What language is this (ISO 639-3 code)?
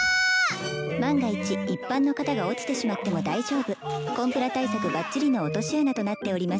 jpn